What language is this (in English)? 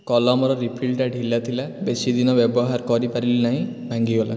Odia